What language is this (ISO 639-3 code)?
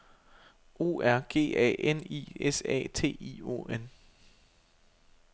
dan